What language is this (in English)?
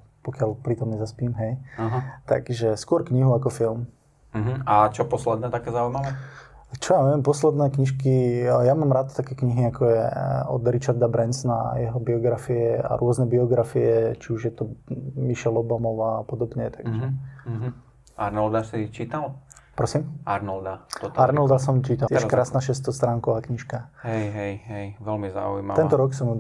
Slovak